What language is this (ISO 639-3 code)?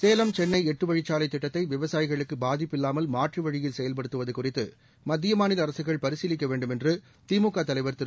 tam